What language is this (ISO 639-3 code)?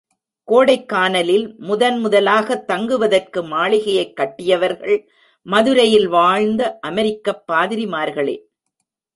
tam